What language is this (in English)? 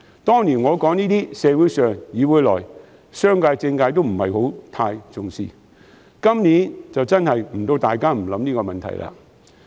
Cantonese